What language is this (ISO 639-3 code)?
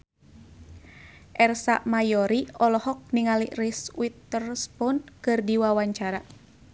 sun